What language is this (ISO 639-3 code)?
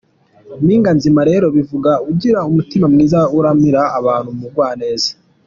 kin